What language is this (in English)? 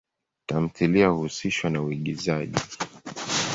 Swahili